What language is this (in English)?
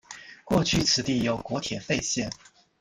Chinese